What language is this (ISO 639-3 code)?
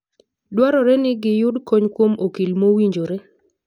luo